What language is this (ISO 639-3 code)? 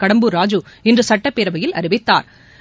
tam